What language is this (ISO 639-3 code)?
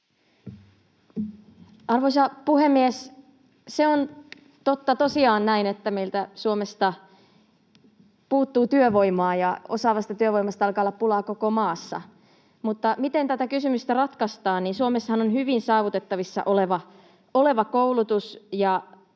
fin